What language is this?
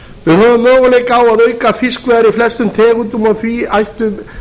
Icelandic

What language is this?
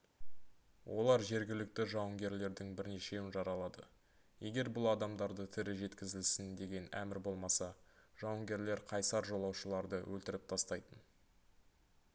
Kazakh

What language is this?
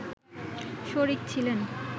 Bangla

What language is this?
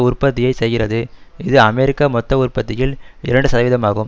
Tamil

